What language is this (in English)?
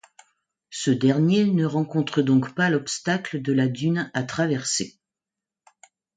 French